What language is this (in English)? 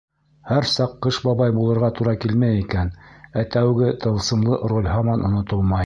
Bashkir